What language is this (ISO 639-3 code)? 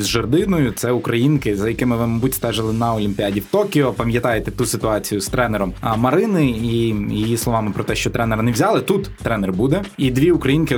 ukr